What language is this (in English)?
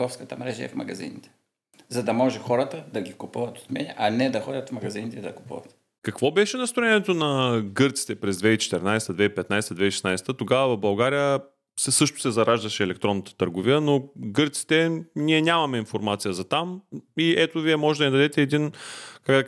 Bulgarian